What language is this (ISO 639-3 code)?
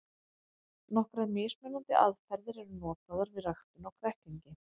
isl